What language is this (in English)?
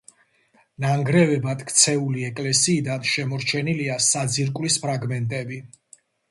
Georgian